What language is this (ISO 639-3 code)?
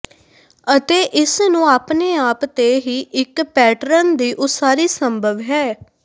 pan